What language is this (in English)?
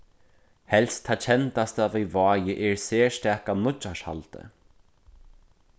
Faroese